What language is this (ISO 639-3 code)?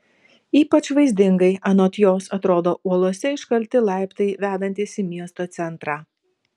lit